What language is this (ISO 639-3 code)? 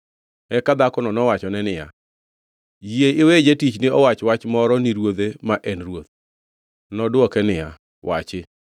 luo